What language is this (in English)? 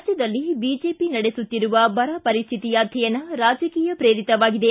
Kannada